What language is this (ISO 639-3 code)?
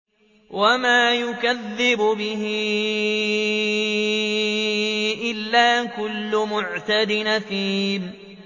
ara